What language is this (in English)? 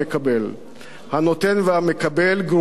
Hebrew